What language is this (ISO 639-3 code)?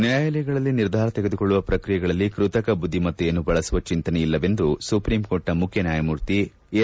kan